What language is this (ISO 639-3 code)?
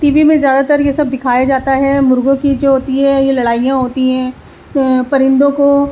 urd